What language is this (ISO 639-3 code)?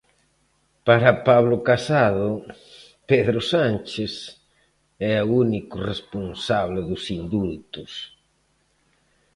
glg